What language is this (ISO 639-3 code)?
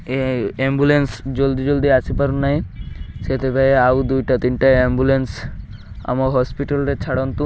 ori